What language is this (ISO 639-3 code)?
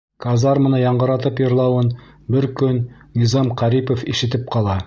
bak